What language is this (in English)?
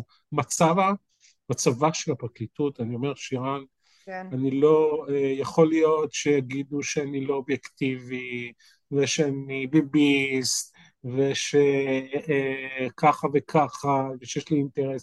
Hebrew